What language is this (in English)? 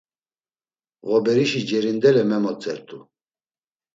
Laz